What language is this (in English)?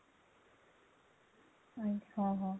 Odia